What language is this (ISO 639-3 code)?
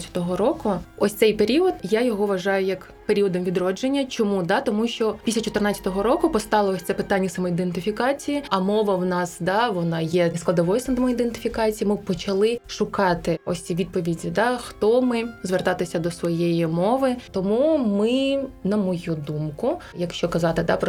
ukr